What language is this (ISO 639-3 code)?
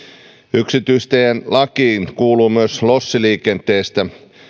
fin